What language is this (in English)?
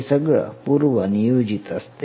Marathi